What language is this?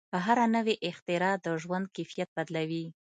Pashto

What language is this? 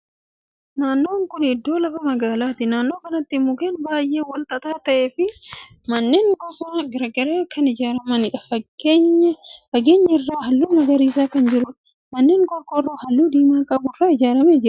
Oromo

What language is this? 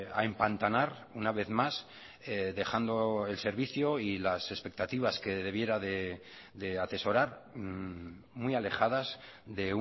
Spanish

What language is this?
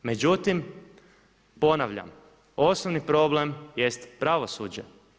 Croatian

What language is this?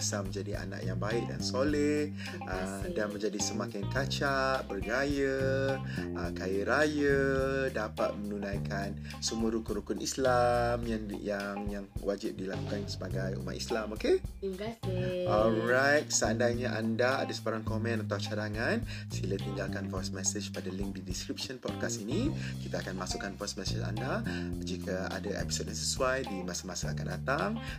Malay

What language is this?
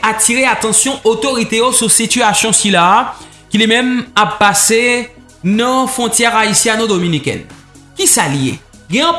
French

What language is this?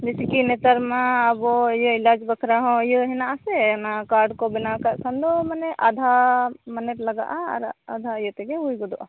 Santali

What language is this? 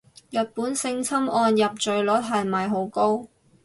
Cantonese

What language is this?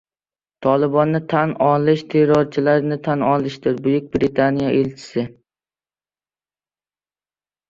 Uzbek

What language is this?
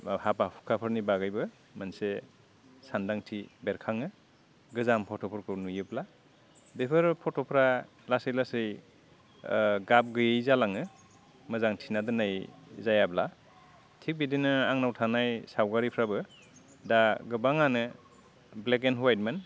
Bodo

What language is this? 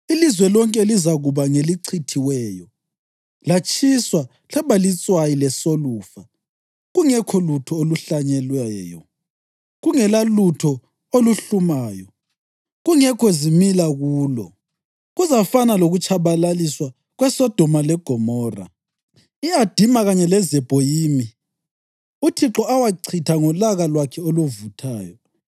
North Ndebele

